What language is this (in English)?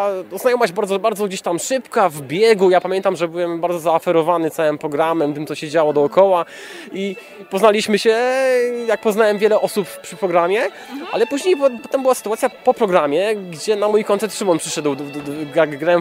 Polish